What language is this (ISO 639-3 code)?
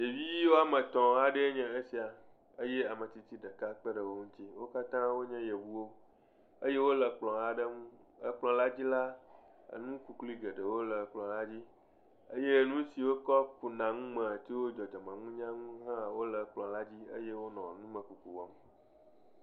ewe